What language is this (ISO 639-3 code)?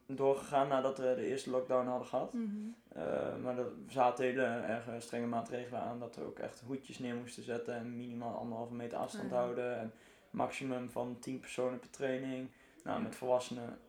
nld